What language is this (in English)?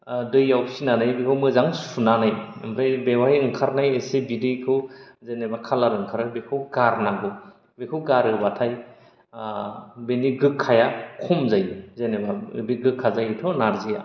Bodo